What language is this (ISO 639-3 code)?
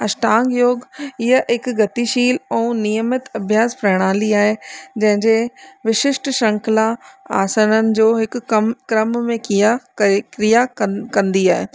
snd